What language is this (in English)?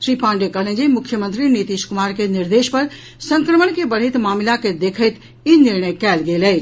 Maithili